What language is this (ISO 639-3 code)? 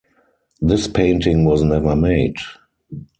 eng